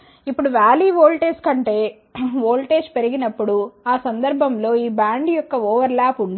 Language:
Telugu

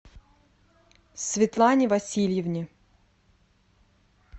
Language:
Russian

